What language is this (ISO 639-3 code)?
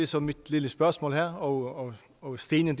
dan